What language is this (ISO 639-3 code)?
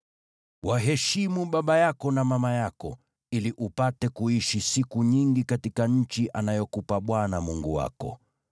swa